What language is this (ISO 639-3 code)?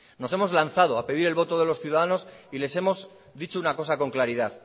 spa